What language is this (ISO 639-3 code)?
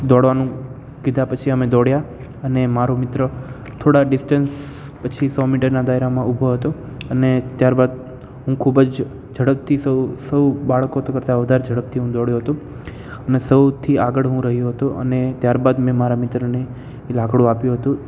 guj